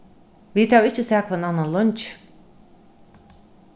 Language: Faroese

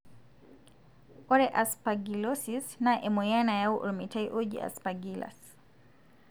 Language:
Masai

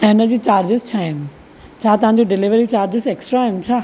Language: Sindhi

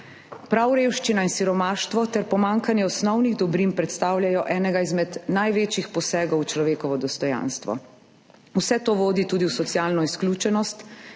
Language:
Slovenian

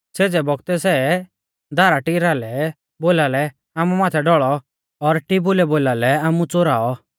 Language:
Mahasu Pahari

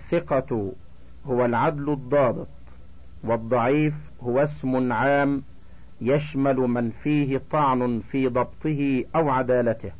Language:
Arabic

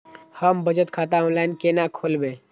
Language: Maithili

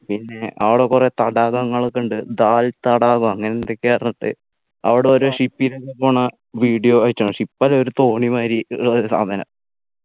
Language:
Malayalam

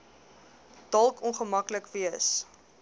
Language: Afrikaans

